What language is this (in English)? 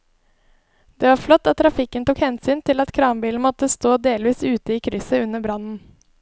Norwegian